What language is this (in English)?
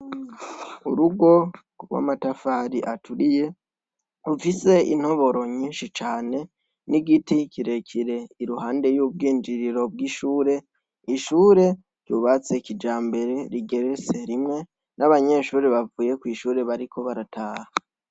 Rundi